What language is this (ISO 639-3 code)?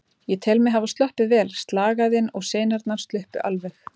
isl